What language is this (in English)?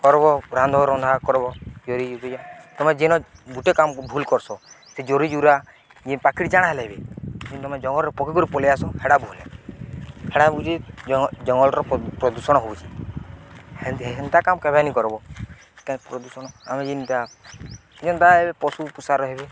Odia